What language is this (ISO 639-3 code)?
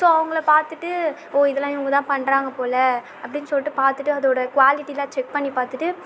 tam